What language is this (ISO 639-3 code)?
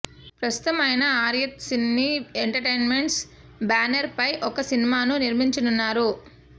tel